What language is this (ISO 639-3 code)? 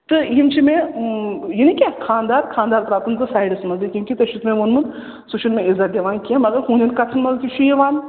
kas